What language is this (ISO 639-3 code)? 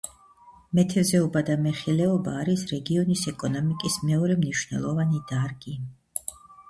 kat